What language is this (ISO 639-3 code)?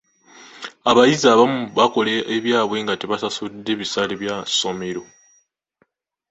lug